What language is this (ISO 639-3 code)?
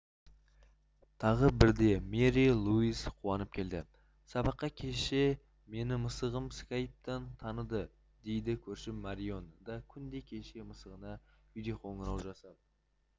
kaz